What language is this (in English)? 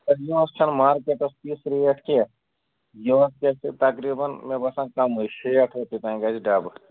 Kashmiri